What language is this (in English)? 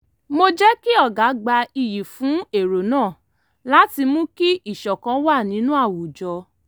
Yoruba